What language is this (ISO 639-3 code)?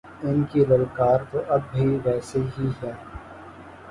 urd